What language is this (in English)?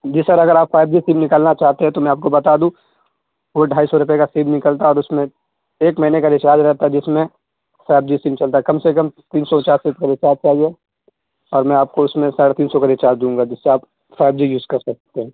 Urdu